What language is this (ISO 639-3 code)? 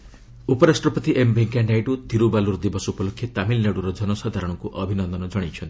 ori